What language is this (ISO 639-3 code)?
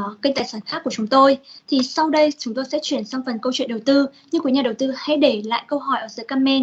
vie